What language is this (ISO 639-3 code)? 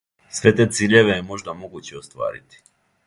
srp